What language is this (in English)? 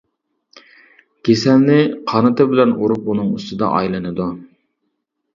Uyghur